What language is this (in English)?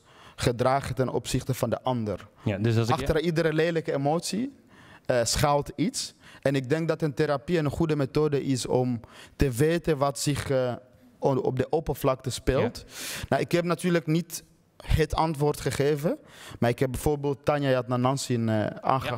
Dutch